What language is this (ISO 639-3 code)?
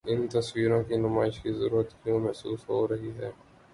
urd